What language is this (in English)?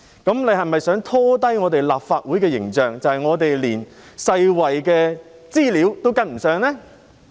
Cantonese